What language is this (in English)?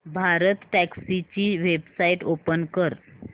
Marathi